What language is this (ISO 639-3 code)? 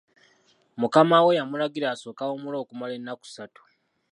lug